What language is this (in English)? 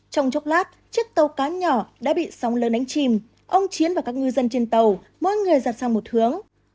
Vietnamese